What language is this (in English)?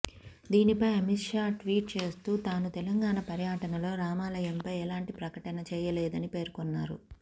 Telugu